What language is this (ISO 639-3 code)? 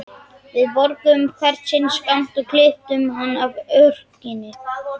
isl